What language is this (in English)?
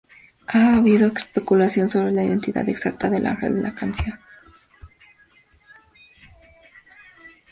Spanish